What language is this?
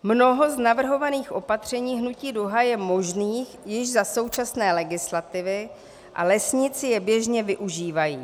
Czech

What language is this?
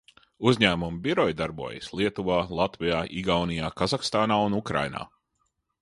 Latvian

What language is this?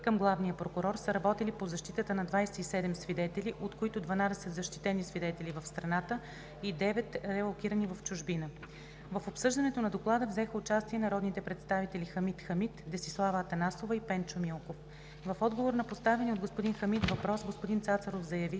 Bulgarian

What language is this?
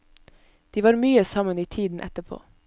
Norwegian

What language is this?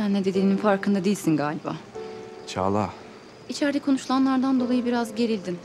Turkish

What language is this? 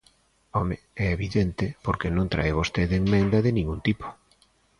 Galician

